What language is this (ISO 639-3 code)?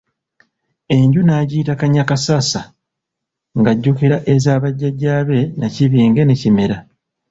lug